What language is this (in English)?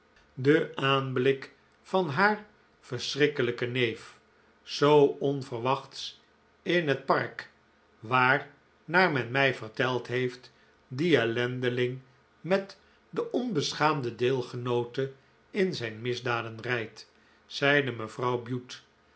Dutch